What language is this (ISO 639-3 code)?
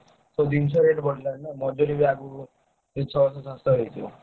ori